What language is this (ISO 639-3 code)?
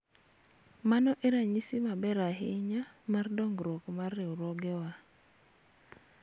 luo